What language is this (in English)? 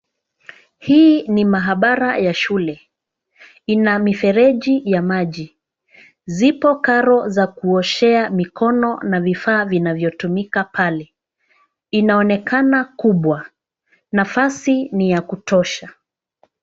Swahili